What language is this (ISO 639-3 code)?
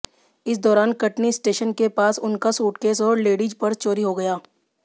hin